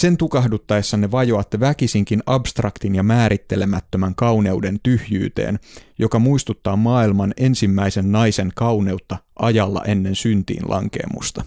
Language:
Finnish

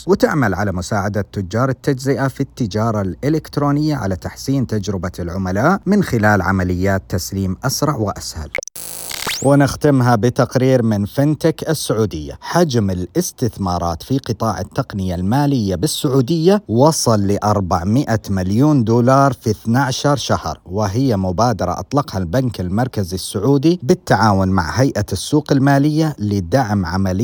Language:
Arabic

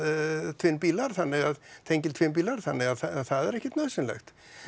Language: Icelandic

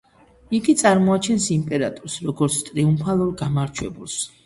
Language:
Georgian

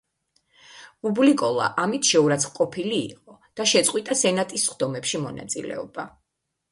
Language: Georgian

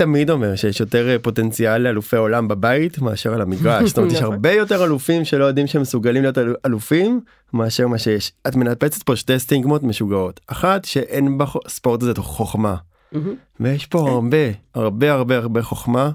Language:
Hebrew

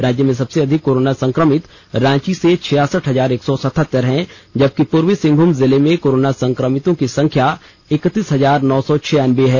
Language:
Hindi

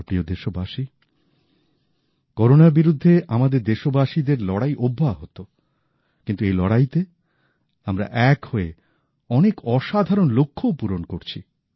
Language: Bangla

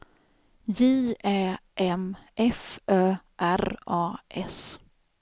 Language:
Swedish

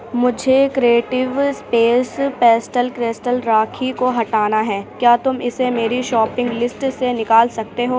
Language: Urdu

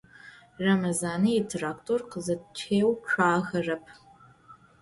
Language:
Adyghe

